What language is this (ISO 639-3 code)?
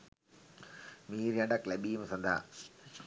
sin